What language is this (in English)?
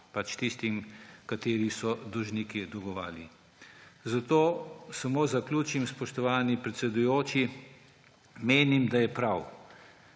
Slovenian